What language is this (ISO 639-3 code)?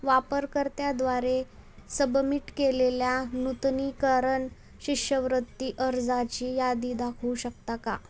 mar